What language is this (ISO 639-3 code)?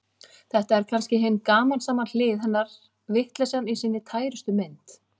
isl